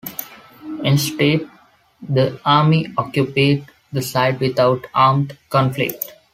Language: English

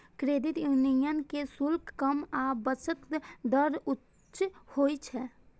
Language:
Maithili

